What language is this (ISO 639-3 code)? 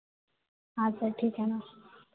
hin